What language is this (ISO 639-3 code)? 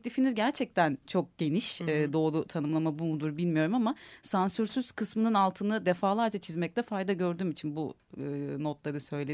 tur